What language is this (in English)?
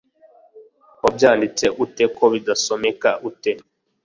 Kinyarwanda